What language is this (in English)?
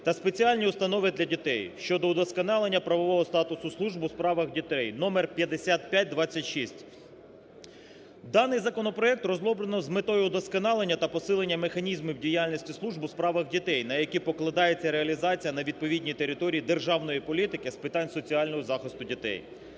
Ukrainian